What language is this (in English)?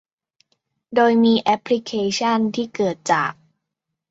Thai